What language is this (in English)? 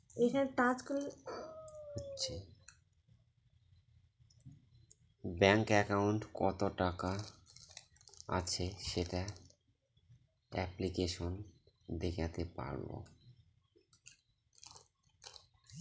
Bangla